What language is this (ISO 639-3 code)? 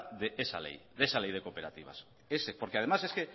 spa